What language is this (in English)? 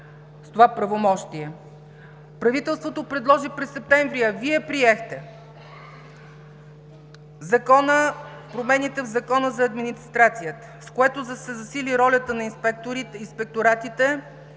Bulgarian